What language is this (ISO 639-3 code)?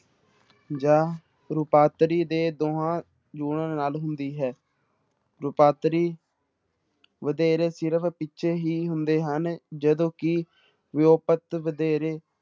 pan